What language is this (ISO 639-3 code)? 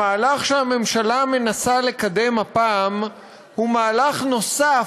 heb